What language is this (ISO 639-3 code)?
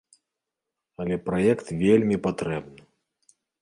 bel